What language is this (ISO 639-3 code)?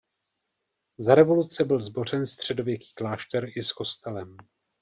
ces